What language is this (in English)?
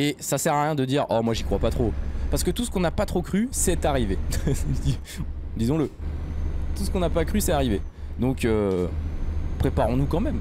French